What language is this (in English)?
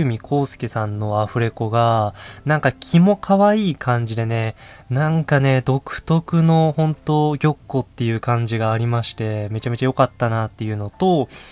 Japanese